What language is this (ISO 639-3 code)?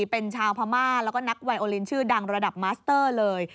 tha